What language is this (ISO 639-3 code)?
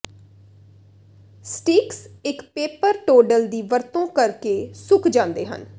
pan